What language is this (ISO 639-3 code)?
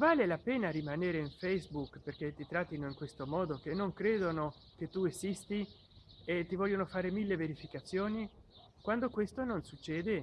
ita